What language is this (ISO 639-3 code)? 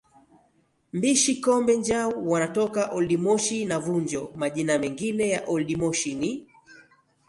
swa